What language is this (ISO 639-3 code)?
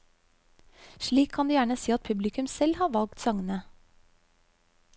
nor